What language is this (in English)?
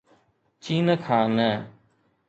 Sindhi